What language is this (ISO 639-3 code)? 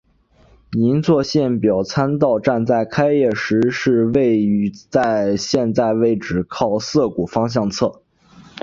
zho